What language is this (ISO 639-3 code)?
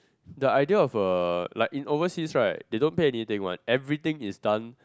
eng